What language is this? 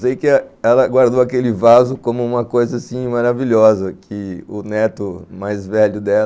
Portuguese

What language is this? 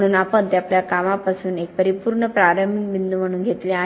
Marathi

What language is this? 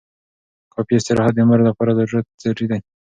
Pashto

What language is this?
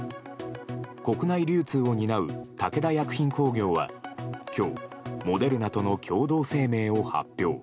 Japanese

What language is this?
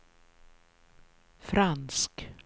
Swedish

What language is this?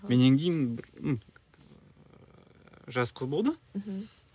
Kazakh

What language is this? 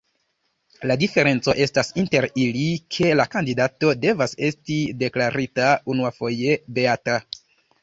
Esperanto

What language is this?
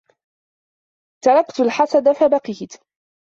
Arabic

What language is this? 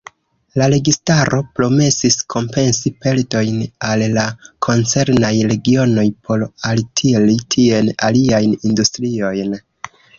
Esperanto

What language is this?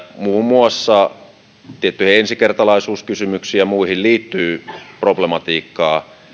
Finnish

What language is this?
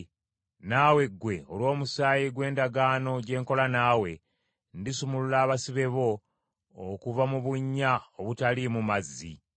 Ganda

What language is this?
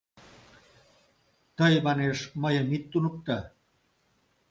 Mari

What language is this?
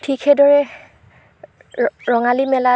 Assamese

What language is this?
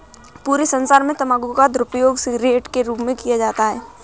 Hindi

